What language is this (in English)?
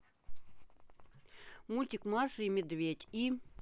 Russian